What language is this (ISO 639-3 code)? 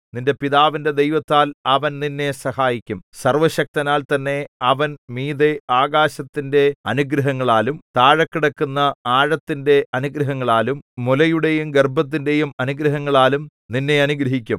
mal